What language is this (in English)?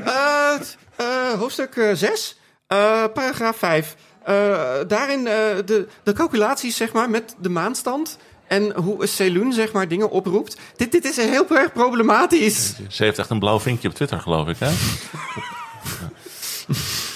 Dutch